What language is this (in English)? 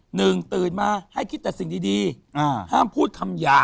Thai